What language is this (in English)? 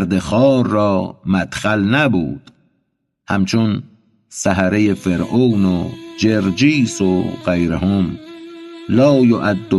Persian